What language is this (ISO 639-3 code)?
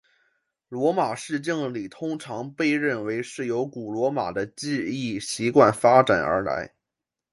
zho